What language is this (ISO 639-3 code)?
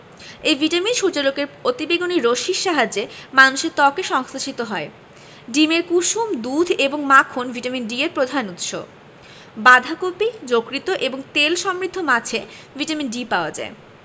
ben